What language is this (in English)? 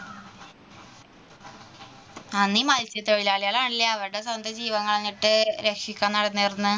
Malayalam